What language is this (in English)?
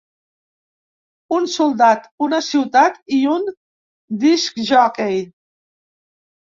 Catalan